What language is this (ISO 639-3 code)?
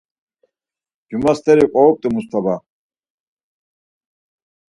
lzz